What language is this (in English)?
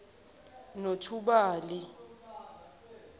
Zulu